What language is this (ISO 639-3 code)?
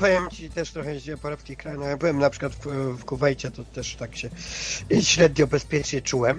pol